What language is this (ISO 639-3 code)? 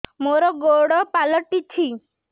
ori